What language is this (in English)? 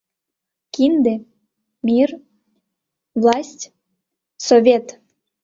Mari